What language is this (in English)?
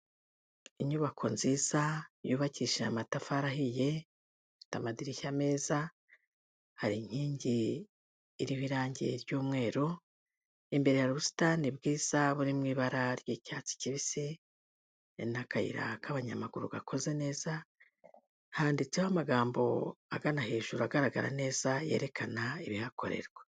Kinyarwanda